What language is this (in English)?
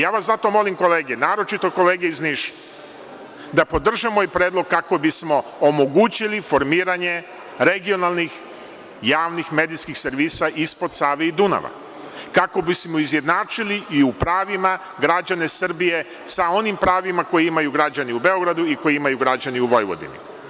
Serbian